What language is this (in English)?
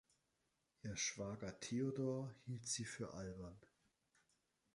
German